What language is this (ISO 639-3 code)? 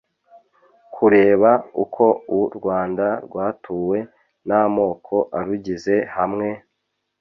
kin